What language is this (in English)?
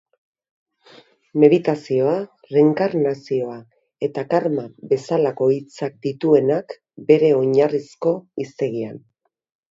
Basque